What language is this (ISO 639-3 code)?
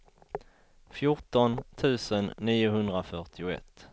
swe